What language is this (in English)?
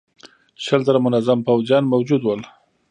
Pashto